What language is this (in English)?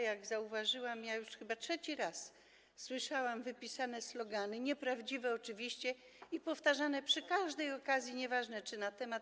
Polish